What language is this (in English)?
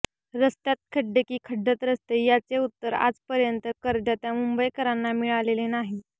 Marathi